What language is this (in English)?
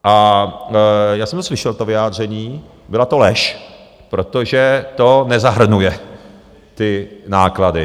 Czech